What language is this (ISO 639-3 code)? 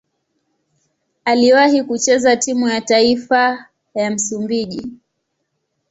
swa